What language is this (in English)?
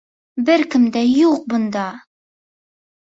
Bashkir